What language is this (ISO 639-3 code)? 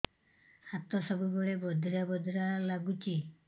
ori